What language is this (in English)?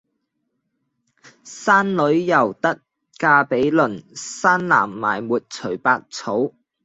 Cantonese